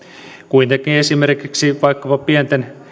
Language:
Finnish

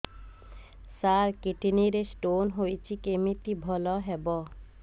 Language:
Odia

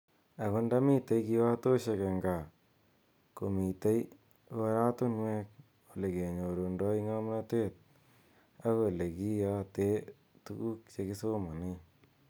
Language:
Kalenjin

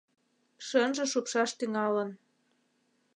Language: Mari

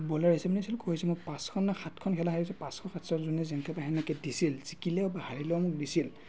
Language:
Assamese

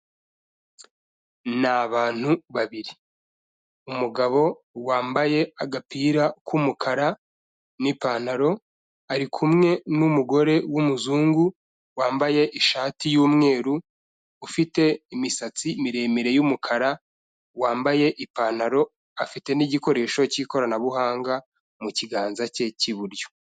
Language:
Kinyarwanda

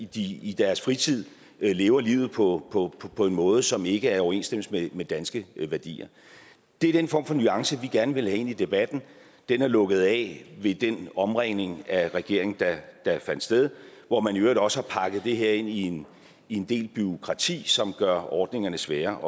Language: Danish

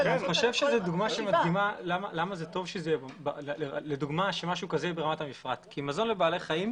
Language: Hebrew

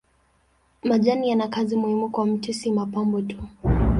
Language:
Swahili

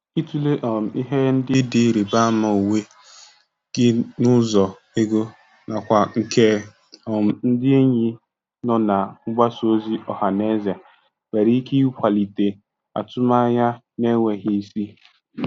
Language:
Igbo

